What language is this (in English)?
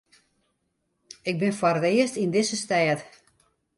Western Frisian